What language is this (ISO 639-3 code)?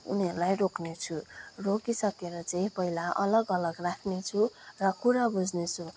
nep